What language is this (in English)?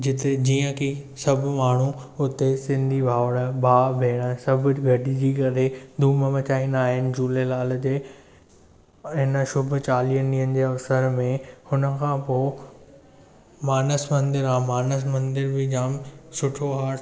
Sindhi